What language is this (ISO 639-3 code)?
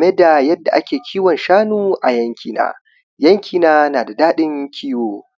hau